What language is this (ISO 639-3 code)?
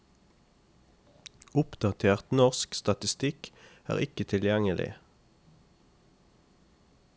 nor